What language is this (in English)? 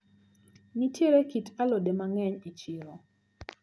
Luo (Kenya and Tanzania)